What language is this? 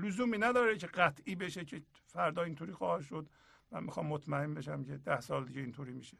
Persian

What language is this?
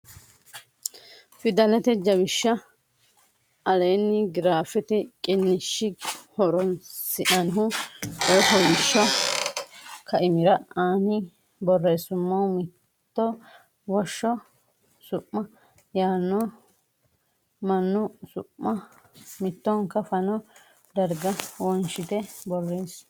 Sidamo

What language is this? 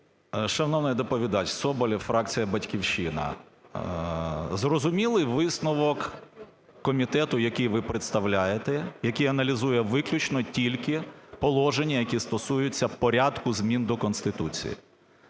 Ukrainian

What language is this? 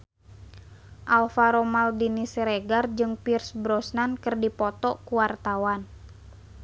Sundanese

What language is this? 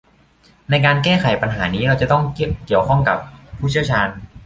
Thai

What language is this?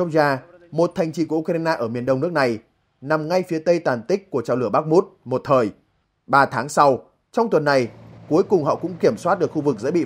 Vietnamese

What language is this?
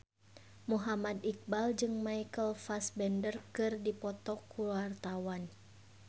Sundanese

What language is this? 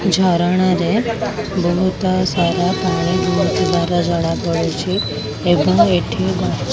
Odia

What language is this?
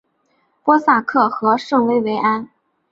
Chinese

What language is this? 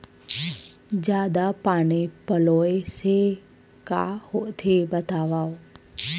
Chhattisgarhi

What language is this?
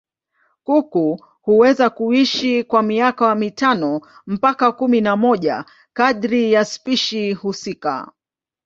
Swahili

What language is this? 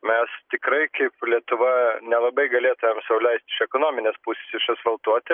Lithuanian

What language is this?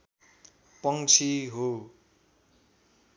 Nepali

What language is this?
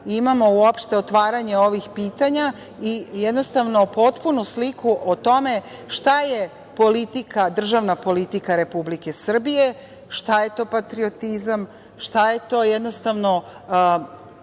Serbian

